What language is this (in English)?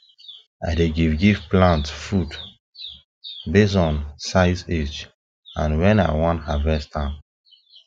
Nigerian Pidgin